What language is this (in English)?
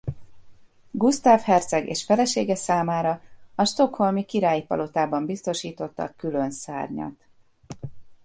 Hungarian